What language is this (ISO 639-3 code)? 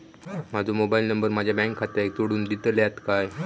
mar